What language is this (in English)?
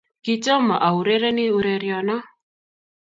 Kalenjin